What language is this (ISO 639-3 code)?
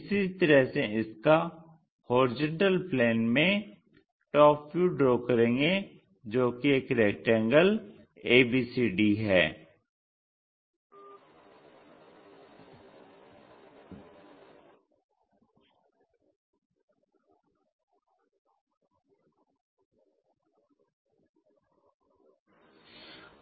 hin